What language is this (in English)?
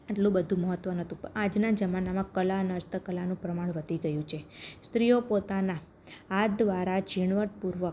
Gujarati